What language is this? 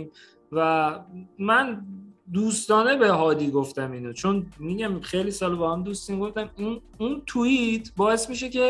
Persian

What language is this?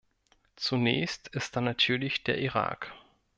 German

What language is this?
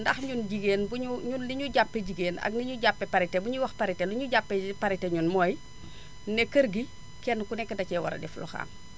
Wolof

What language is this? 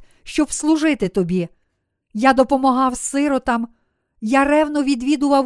Ukrainian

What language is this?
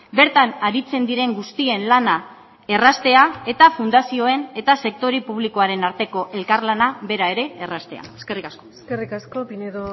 Basque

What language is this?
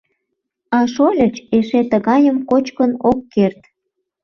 Mari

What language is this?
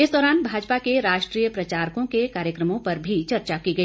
Hindi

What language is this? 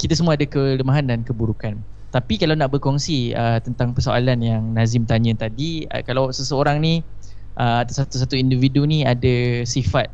Malay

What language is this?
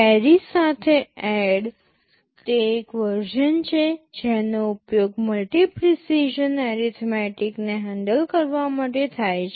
Gujarati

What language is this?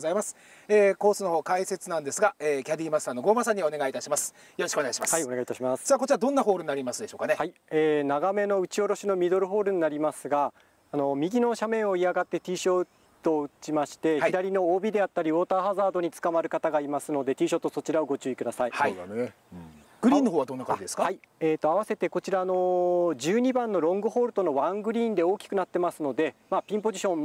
Japanese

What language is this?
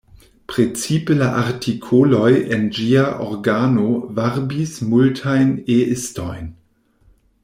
Esperanto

